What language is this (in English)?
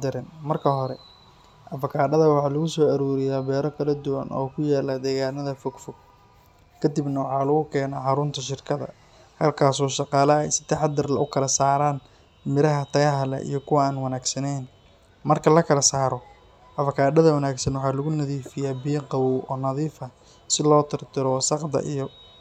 Somali